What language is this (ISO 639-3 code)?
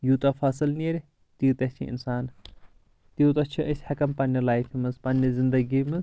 kas